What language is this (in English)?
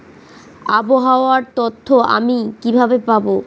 Bangla